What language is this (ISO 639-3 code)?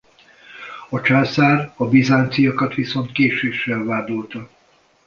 hun